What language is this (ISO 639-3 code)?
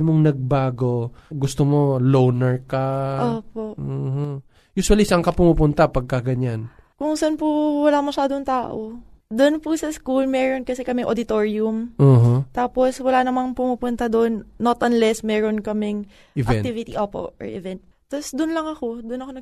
fil